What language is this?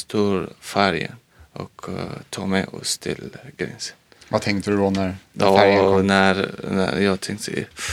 Swedish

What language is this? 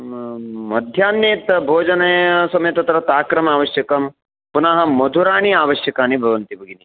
Sanskrit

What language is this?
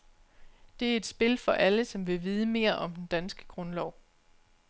Danish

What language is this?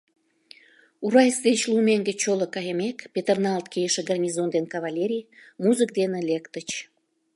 Mari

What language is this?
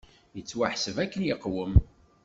Kabyle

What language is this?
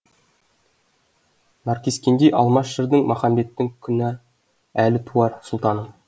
Kazakh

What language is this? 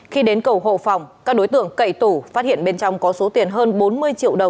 Vietnamese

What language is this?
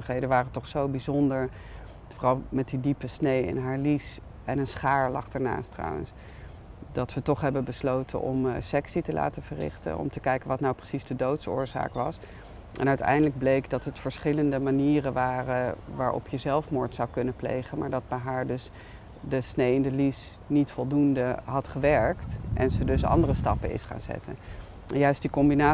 Dutch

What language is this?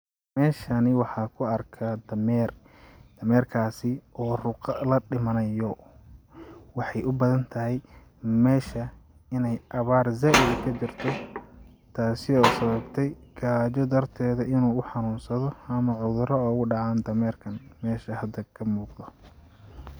Somali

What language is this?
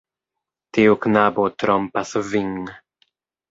Esperanto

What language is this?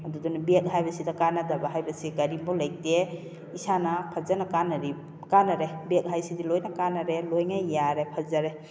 Manipuri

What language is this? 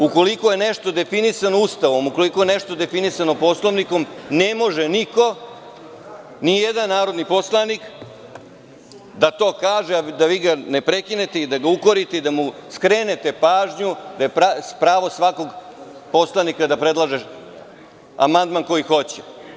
Serbian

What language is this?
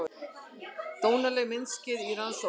Icelandic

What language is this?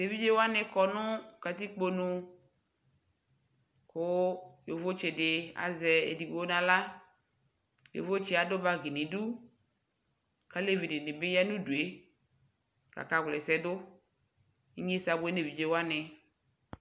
Ikposo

